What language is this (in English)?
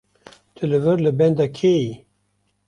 Kurdish